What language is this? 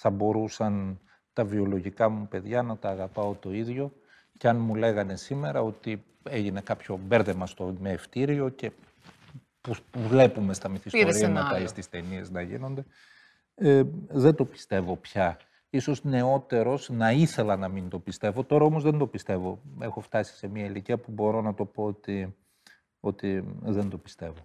Greek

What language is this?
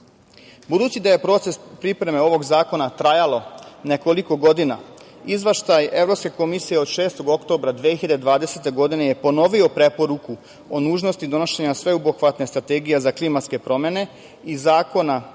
Serbian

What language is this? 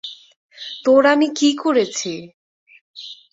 Bangla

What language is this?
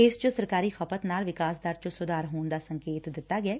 Punjabi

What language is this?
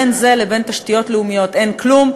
Hebrew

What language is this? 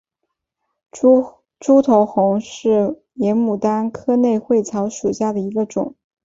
Chinese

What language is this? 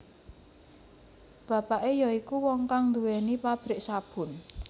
Javanese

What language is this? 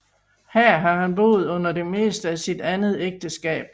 Danish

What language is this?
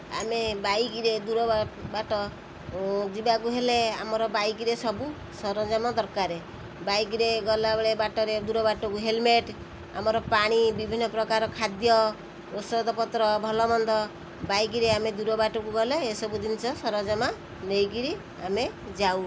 Odia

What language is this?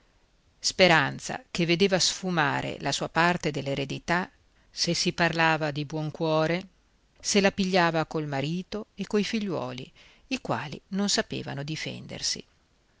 Italian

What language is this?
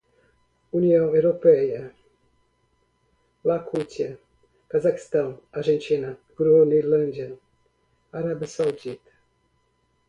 Portuguese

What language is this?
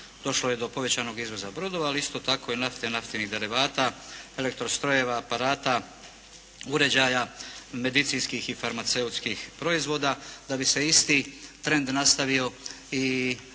Croatian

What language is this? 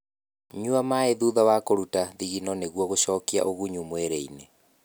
Kikuyu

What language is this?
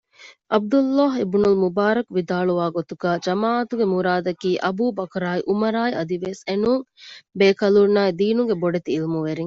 Divehi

